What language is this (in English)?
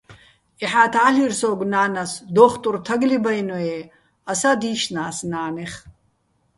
Bats